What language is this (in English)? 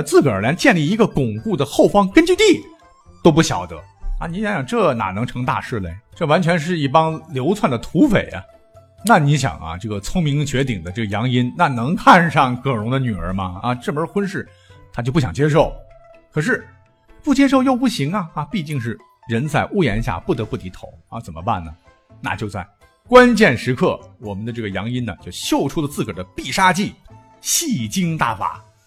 Chinese